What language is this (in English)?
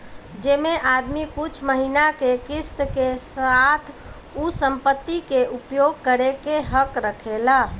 Bhojpuri